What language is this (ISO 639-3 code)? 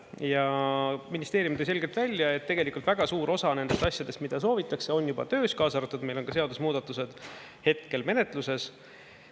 est